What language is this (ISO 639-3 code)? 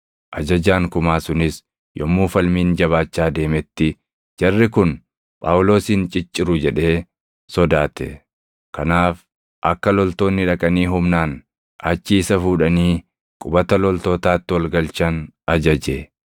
orm